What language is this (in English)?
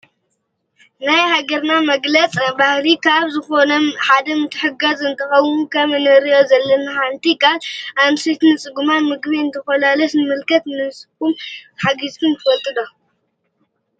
Tigrinya